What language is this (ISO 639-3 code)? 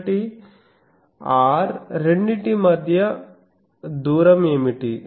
tel